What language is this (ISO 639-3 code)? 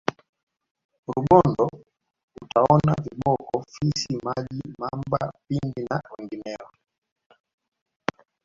swa